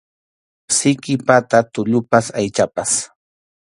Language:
Arequipa-La Unión Quechua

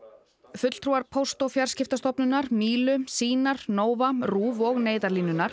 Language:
Icelandic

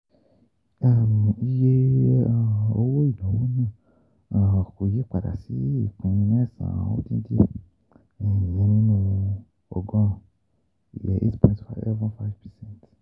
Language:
Yoruba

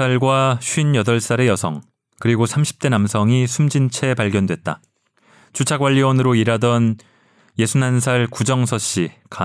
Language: Korean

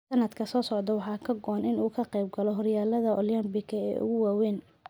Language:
Somali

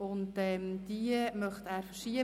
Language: Swiss German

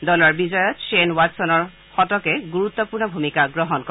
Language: Assamese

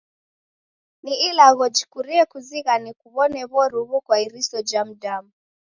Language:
Taita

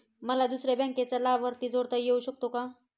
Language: Marathi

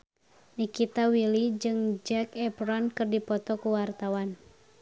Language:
Sundanese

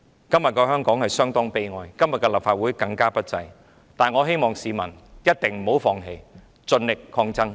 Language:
Cantonese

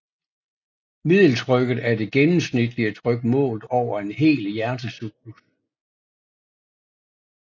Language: Danish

